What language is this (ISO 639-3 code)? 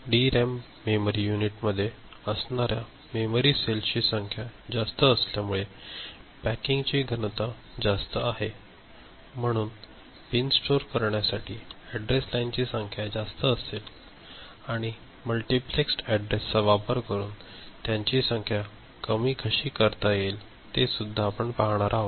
mar